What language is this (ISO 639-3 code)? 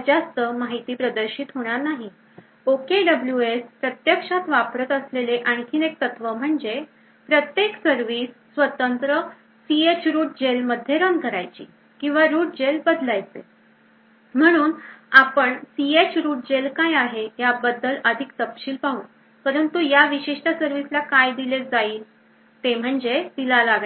mar